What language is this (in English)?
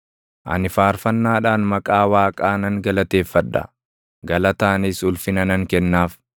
Oromo